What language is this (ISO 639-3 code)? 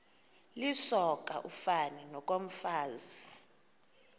xho